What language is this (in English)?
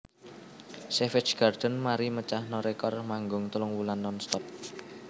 Javanese